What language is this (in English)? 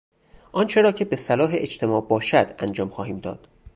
Persian